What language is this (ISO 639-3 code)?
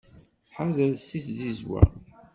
kab